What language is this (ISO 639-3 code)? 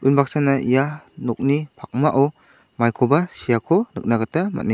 grt